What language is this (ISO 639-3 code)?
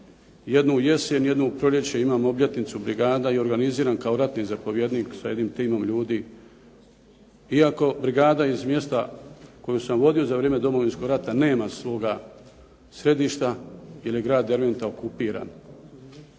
hrv